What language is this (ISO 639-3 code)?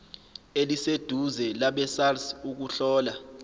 zul